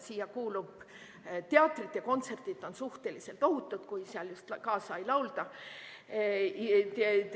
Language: Estonian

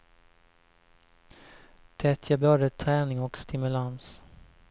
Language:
Swedish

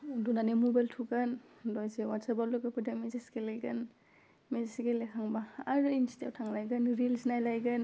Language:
Bodo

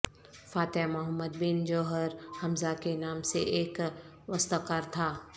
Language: Urdu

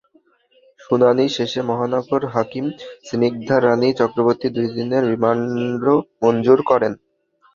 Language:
Bangla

